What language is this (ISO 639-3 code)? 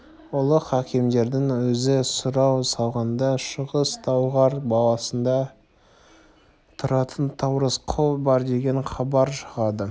kaz